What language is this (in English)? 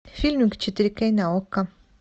Russian